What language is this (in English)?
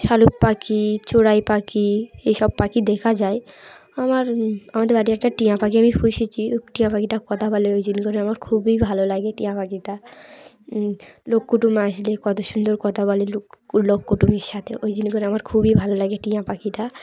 Bangla